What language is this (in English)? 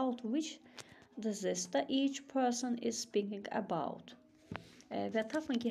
Turkish